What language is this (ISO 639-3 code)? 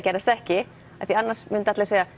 isl